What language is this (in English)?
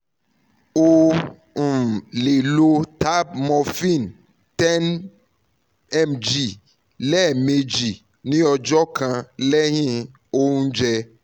Yoruba